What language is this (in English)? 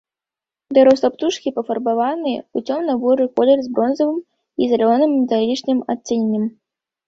Belarusian